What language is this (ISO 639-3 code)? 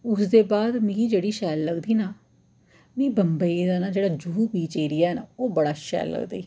doi